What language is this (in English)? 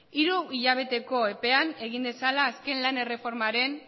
Basque